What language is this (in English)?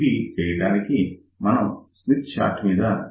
Telugu